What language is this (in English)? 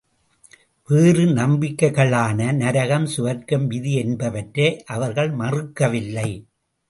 Tamil